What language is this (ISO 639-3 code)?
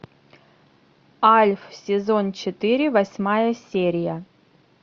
rus